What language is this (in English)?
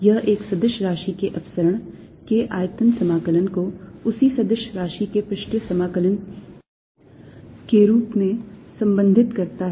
Hindi